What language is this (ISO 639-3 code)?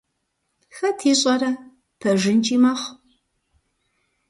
kbd